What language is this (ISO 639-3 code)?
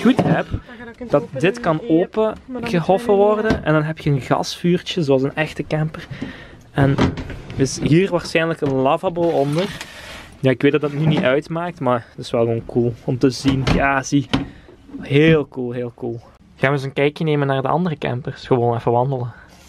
nld